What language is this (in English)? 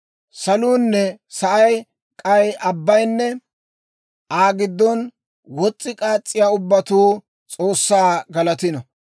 Dawro